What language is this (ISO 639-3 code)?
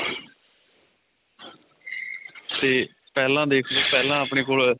pan